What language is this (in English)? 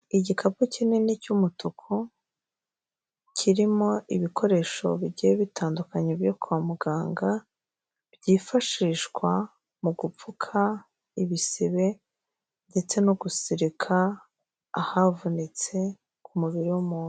Kinyarwanda